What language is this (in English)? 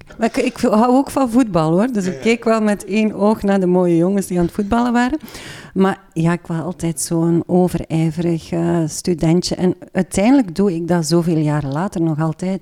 Dutch